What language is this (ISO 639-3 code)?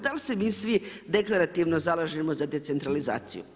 hrv